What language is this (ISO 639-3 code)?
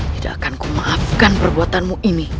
ind